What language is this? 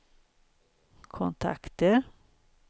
Swedish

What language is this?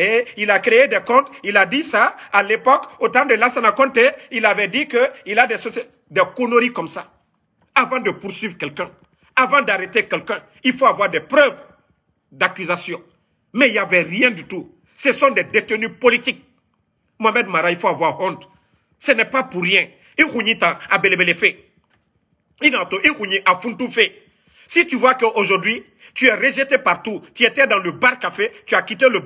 French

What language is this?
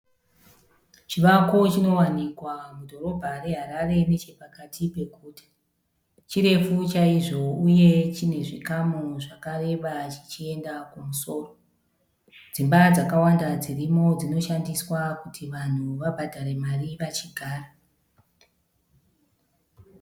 Shona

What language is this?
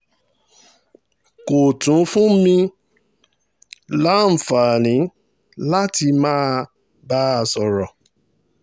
Yoruba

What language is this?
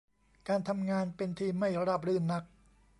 Thai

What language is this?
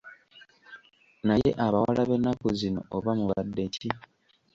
Ganda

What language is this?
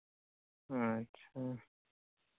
Santali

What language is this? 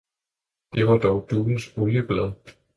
Danish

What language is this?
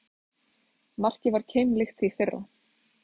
Icelandic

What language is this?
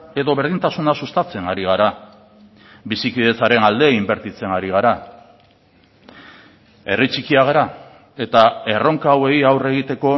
Basque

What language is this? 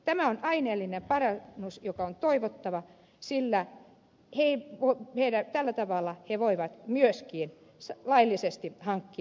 Finnish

